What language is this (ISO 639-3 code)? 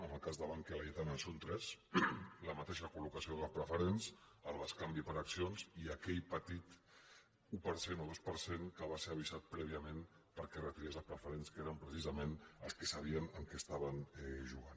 cat